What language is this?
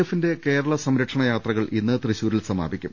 Malayalam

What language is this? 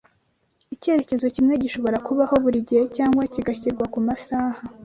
Kinyarwanda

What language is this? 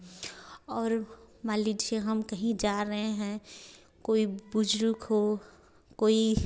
Hindi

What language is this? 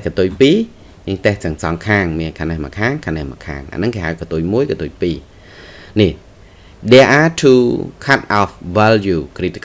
Vietnamese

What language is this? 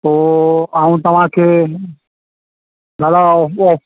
Sindhi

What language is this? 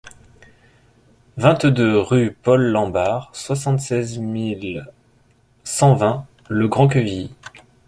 French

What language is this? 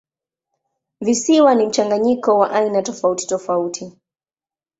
Swahili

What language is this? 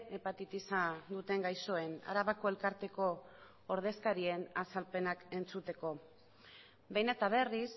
Basque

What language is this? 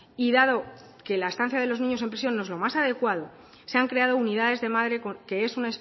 Spanish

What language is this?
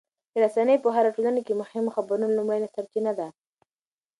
Pashto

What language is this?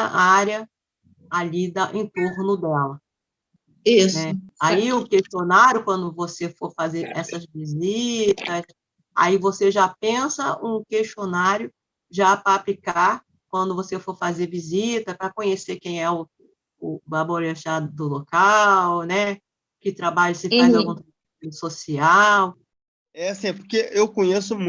Portuguese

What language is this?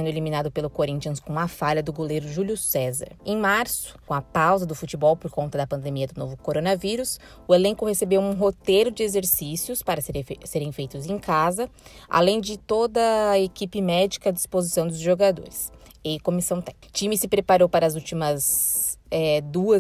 Portuguese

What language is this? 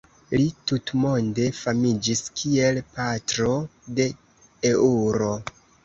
Esperanto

